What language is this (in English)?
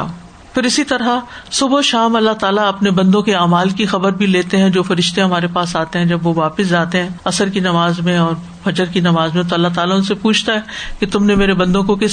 Urdu